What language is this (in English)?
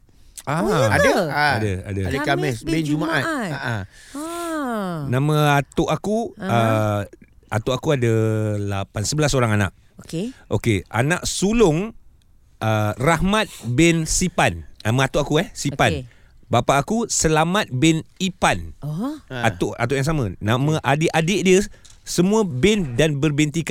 Malay